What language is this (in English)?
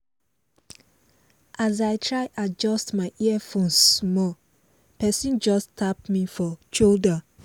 Nigerian Pidgin